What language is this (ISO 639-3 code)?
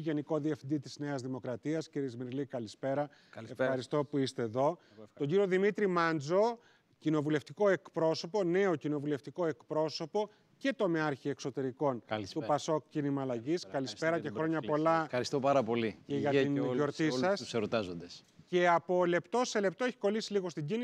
ell